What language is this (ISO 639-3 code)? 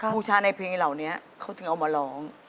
tha